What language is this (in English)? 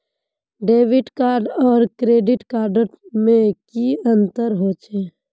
Magahi